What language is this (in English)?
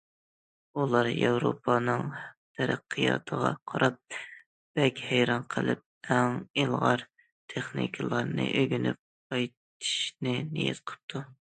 Uyghur